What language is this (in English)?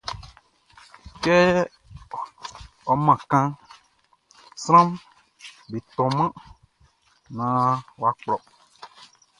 Baoulé